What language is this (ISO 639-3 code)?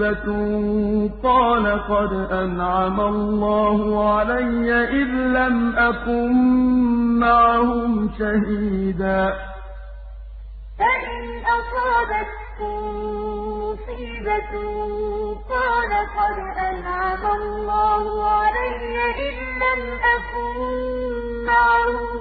ara